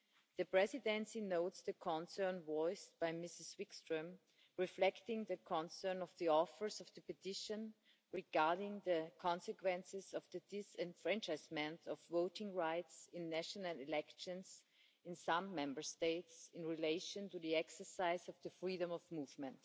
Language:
English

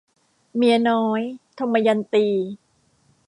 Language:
Thai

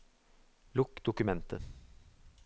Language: Norwegian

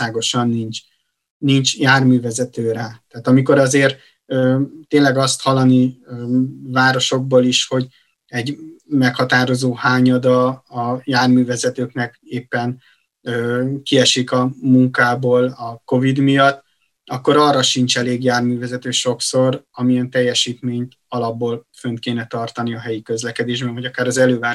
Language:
Hungarian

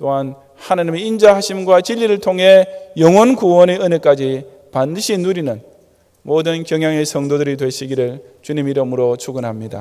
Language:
Korean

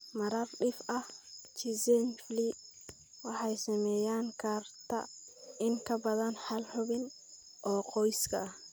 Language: Somali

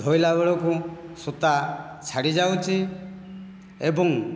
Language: Odia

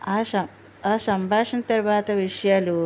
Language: Telugu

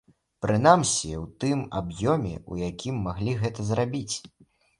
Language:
Belarusian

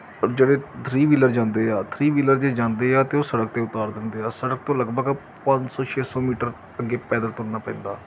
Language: Punjabi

